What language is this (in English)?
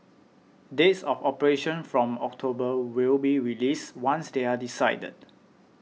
English